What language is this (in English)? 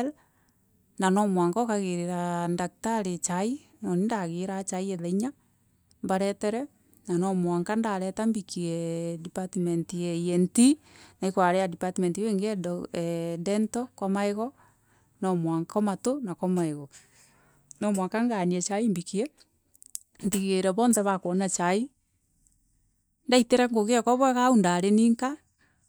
Meru